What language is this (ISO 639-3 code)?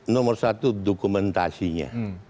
ind